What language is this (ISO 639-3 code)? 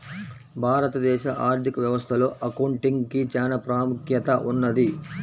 tel